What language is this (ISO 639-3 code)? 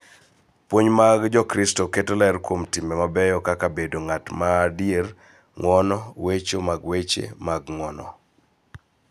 luo